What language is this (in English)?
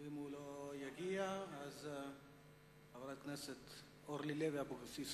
Hebrew